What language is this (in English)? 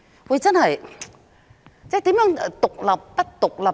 Cantonese